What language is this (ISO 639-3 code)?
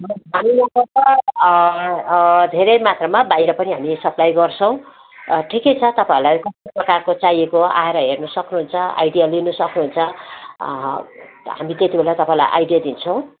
nep